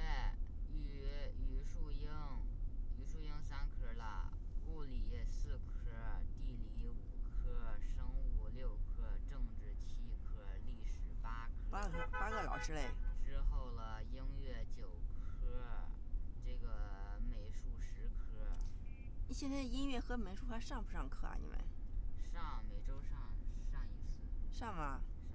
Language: Chinese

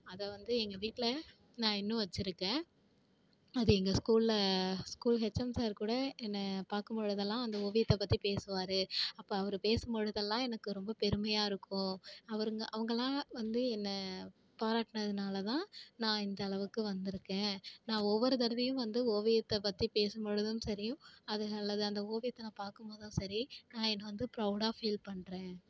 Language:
Tamil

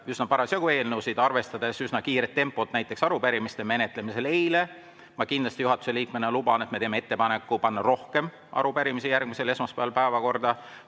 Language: Estonian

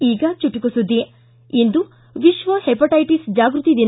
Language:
Kannada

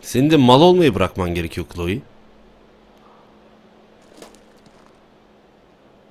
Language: Turkish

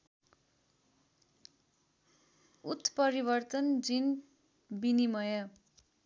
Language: Nepali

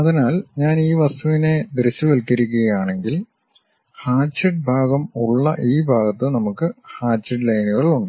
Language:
Malayalam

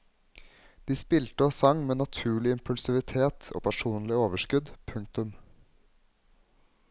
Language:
Norwegian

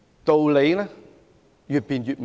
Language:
Cantonese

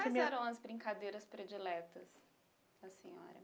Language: Portuguese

